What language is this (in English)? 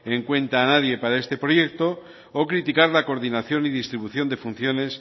Spanish